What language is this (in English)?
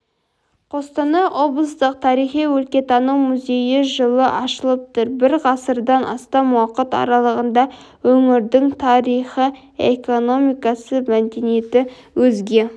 Kazakh